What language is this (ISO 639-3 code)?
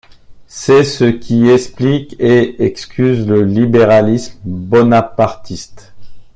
fra